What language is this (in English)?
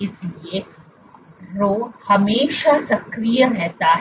Hindi